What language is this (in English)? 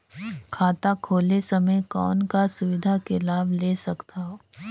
Chhattisgarhi